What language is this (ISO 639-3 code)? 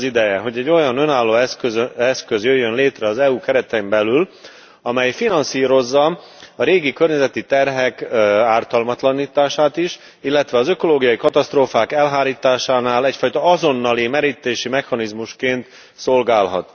hun